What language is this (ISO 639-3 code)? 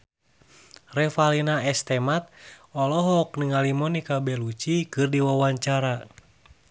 sun